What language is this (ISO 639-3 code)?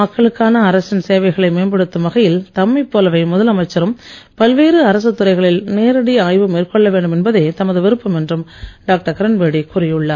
tam